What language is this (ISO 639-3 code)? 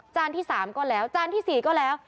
tha